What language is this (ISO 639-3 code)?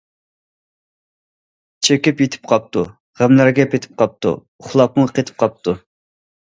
uig